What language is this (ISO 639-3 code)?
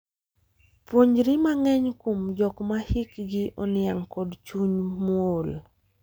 luo